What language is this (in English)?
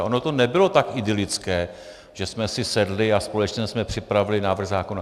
Czech